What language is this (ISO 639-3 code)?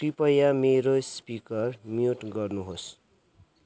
nep